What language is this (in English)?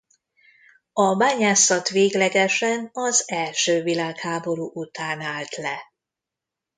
Hungarian